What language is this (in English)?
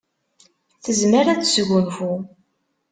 Kabyle